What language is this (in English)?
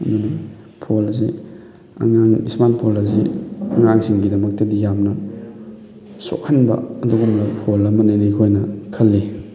Manipuri